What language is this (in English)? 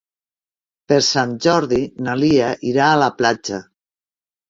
Catalan